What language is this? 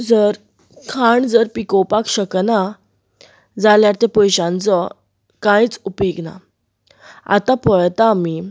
Konkani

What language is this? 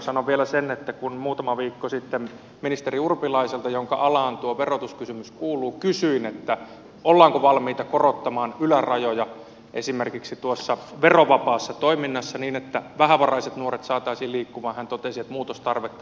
Finnish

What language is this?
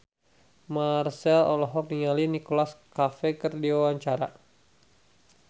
Sundanese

